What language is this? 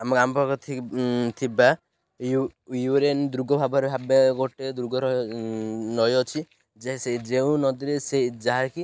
Odia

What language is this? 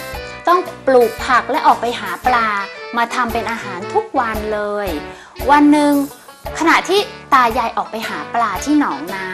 Thai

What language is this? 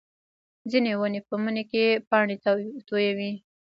Pashto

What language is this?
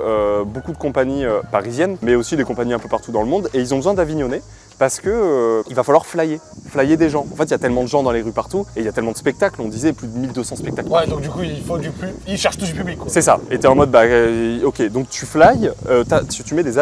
French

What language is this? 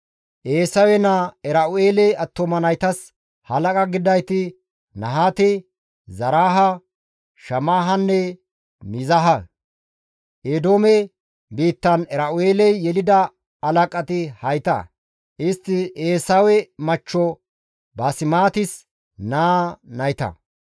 Gamo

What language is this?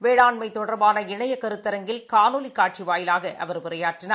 Tamil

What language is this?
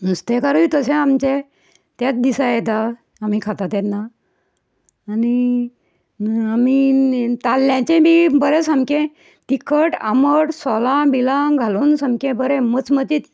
Konkani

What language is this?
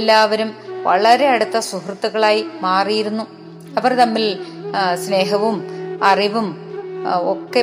Malayalam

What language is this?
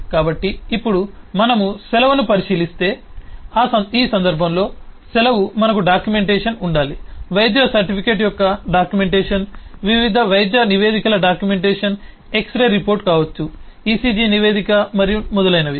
Telugu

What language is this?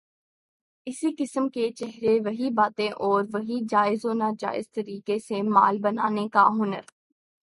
Urdu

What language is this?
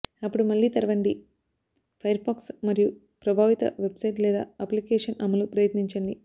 Telugu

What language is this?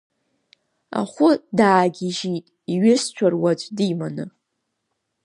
Abkhazian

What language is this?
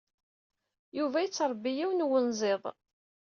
Kabyle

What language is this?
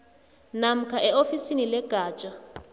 South Ndebele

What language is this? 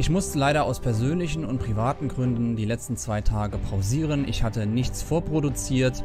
German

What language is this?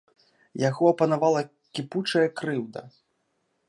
Belarusian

